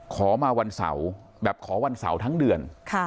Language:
Thai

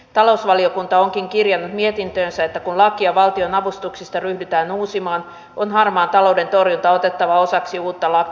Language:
Finnish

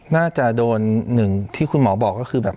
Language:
Thai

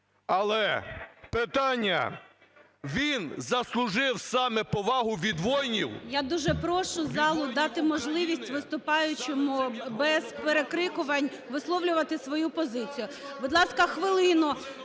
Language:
Ukrainian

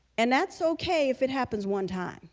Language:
English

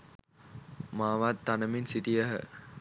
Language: Sinhala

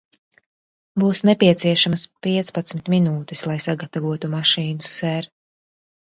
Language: Latvian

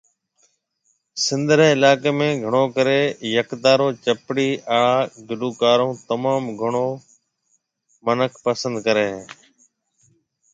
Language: Marwari (Pakistan)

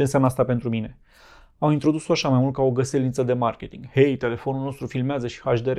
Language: Romanian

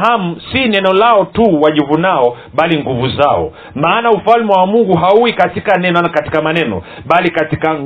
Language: Swahili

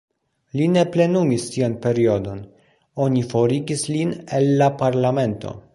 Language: Esperanto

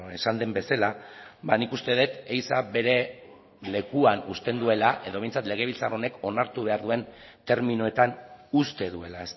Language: Basque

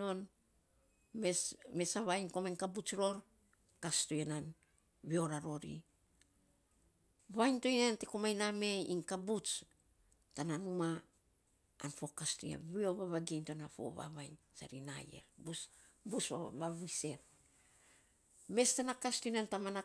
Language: Saposa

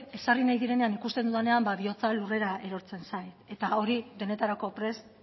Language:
Basque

